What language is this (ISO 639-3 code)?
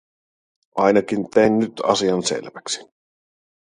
fin